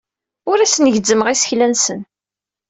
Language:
Kabyle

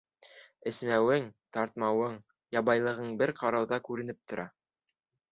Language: Bashkir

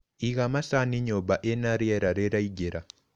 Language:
Kikuyu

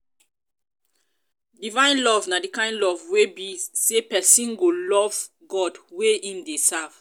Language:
Nigerian Pidgin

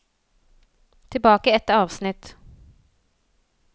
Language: Norwegian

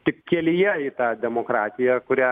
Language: Lithuanian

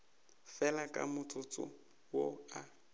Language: Northern Sotho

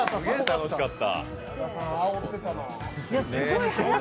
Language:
Japanese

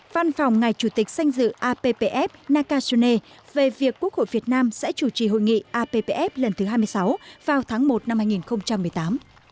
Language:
Vietnamese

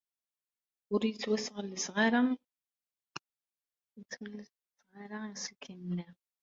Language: Kabyle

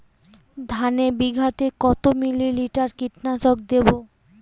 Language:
Bangla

